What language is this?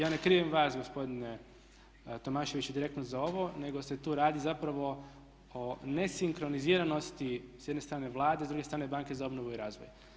Croatian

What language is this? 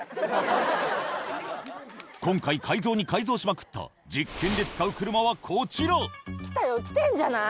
Japanese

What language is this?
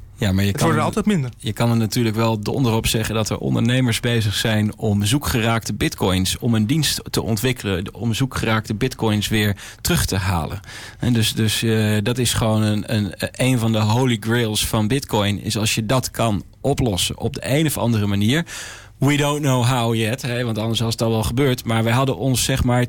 Dutch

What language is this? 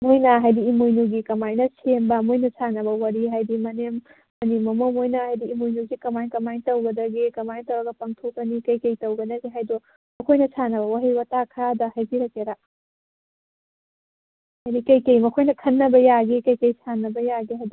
Manipuri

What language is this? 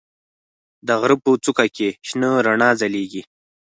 Pashto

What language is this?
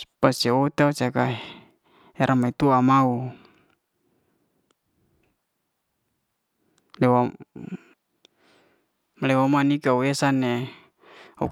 Liana-Seti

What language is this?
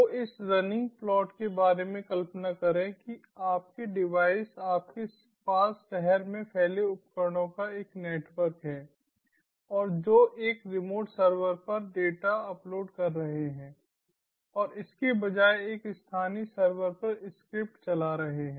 Hindi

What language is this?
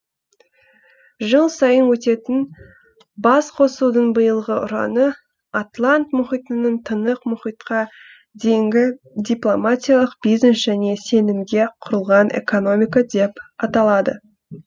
Kazakh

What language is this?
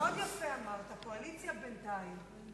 Hebrew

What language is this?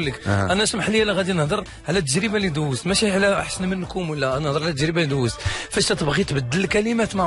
Arabic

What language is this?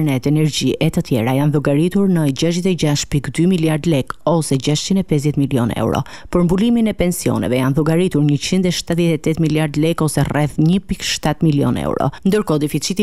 Romanian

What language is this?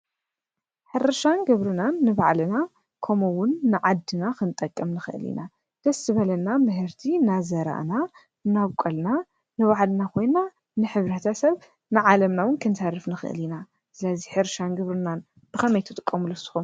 Tigrinya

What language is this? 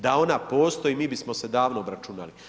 Croatian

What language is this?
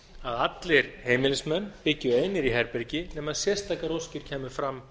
Icelandic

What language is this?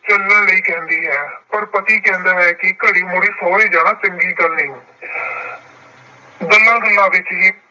Punjabi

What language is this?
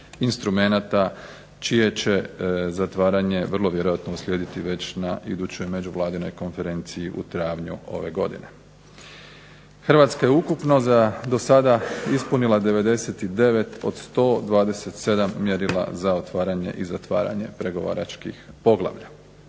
Croatian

